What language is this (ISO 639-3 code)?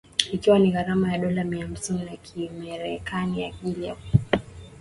swa